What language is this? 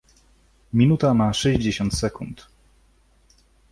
Polish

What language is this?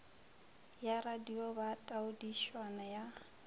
Northern Sotho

